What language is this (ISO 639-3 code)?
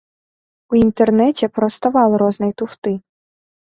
bel